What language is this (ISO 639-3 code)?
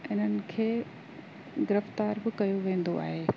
snd